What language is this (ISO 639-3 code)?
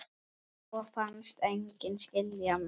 isl